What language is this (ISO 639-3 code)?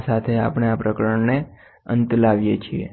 guj